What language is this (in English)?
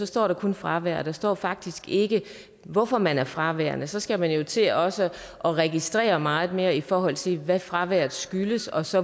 Danish